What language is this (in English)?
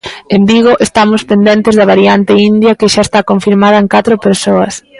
Galician